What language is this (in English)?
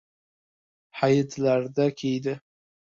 Uzbek